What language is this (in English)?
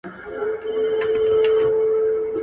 Pashto